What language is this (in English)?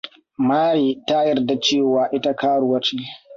Hausa